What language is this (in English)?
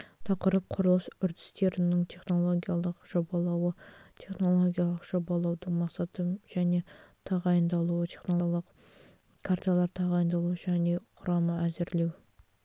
Kazakh